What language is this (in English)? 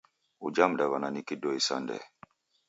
Taita